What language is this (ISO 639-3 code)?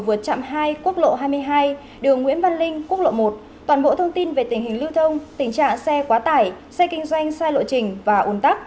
vie